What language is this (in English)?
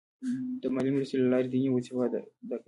Pashto